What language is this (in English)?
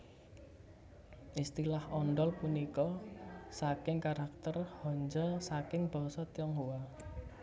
Javanese